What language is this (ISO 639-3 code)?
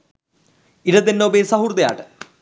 sin